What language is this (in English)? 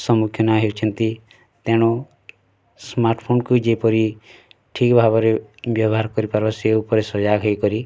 Odia